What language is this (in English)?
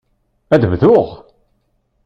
Kabyle